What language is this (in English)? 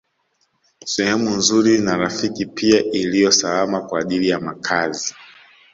Swahili